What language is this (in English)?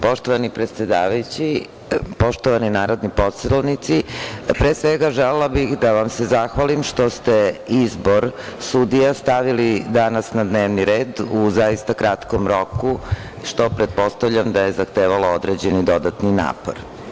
Serbian